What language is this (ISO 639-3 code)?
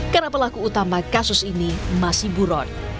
ind